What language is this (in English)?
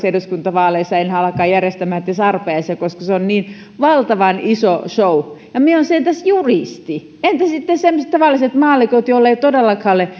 Finnish